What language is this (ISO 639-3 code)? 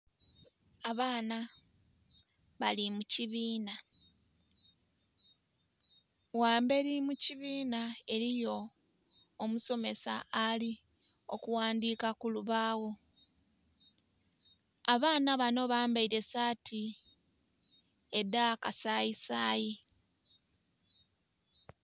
xog